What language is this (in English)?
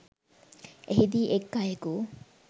Sinhala